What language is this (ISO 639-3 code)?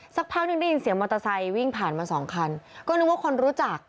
tha